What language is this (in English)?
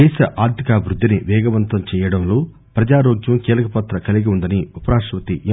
Telugu